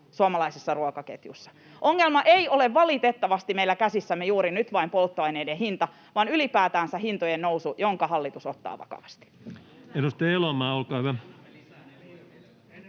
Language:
Finnish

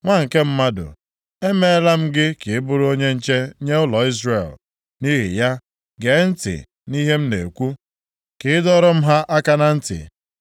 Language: Igbo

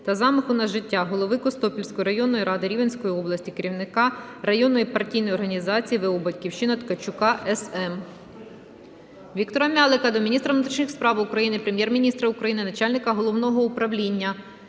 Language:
Ukrainian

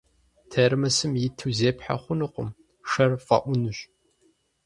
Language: Kabardian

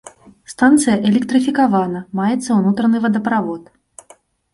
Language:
Belarusian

